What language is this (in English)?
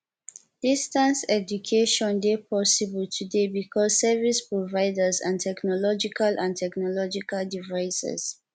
Nigerian Pidgin